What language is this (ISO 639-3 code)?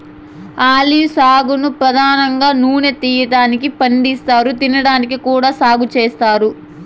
tel